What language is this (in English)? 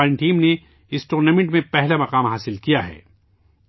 Urdu